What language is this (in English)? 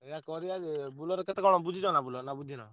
Odia